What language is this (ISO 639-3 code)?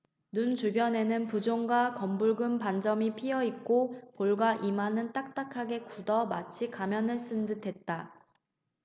kor